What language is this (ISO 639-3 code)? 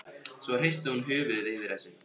isl